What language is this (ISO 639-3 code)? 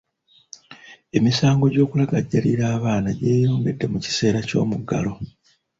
lug